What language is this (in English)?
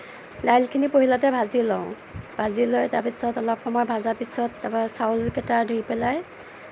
Assamese